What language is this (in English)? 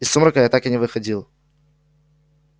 Russian